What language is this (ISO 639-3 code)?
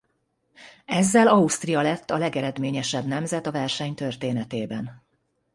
hun